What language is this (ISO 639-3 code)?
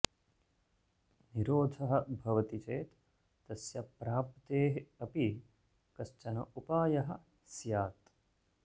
san